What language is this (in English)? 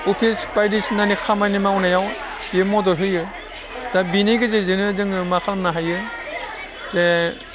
Bodo